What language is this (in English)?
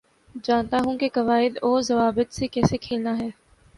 Urdu